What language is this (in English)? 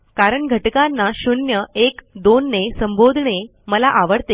Marathi